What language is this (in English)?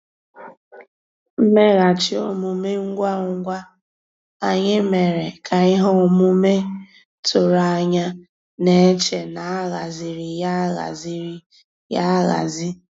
Igbo